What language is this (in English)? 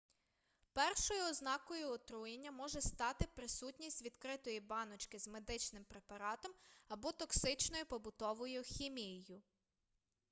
Ukrainian